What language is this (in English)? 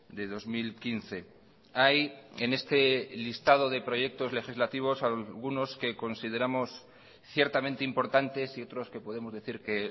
Spanish